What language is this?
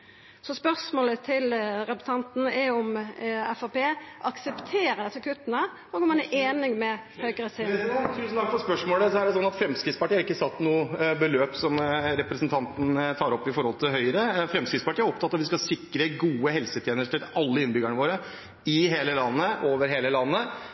Norwegian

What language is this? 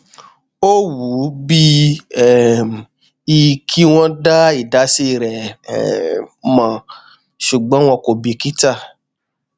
Yoruba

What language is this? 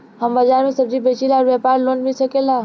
Bhojpuri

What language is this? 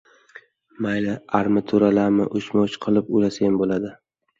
Uzbek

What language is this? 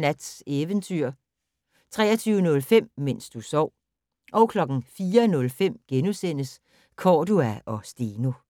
Danish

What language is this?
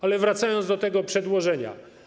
Polish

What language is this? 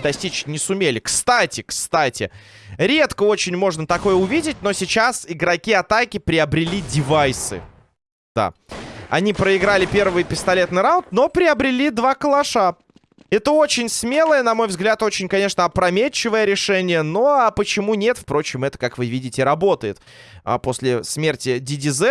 Russian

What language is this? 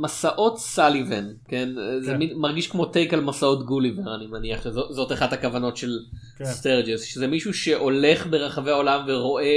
Hebrew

